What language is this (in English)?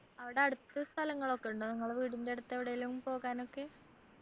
Malayalam